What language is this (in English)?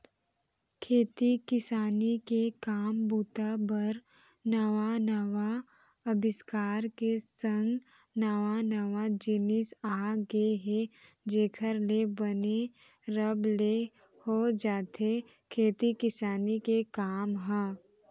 Chhattisgarhi